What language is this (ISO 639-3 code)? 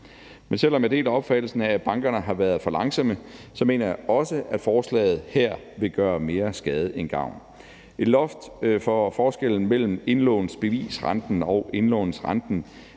dan